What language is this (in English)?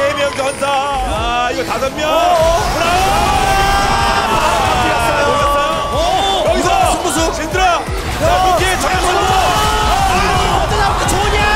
Korean